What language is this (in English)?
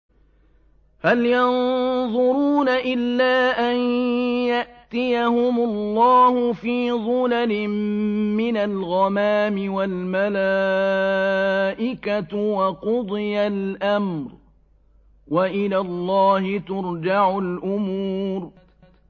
Arabic